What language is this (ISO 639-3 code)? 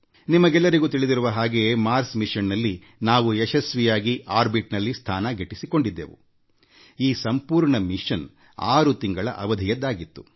kan